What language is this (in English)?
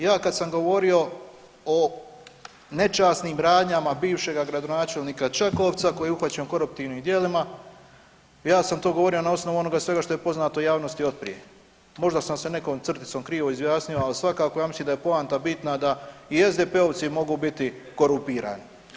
Croatian